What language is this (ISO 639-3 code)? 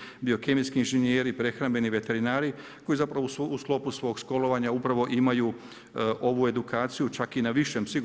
hrv